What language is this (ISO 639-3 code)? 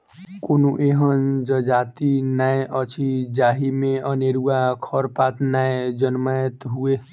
mai